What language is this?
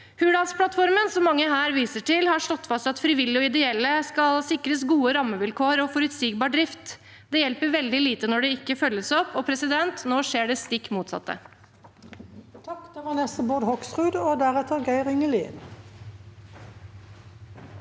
Norwegian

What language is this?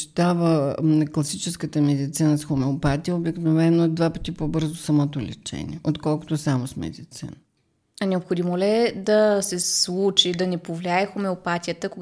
Bulgarian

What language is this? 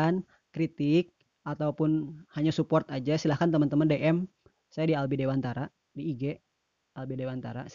Indonesian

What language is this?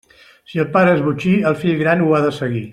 Catalan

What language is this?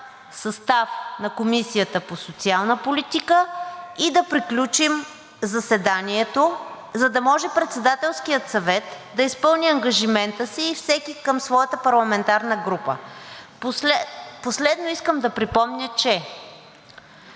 Bulgarian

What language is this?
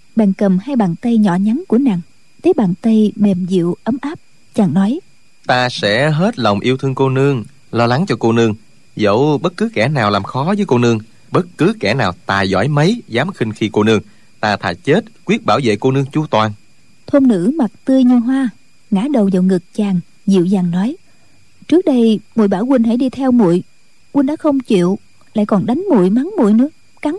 Vietnamese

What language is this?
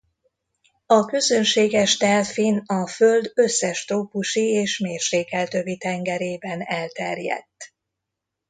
Hungarian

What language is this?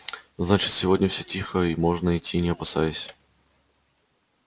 Russian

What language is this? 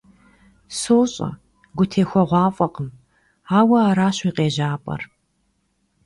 Kabardian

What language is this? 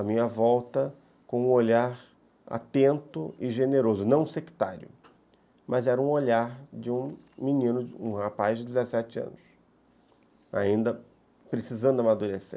Portuguese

